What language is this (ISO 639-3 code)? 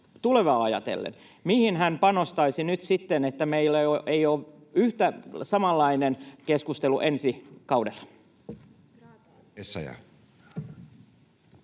fin